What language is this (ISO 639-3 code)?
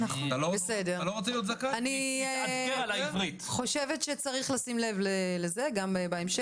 heb